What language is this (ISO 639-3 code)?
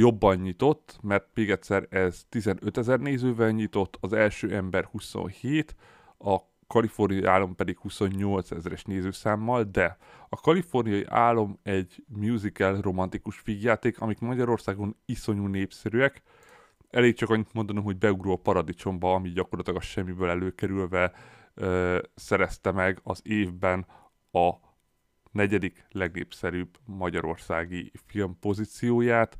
hun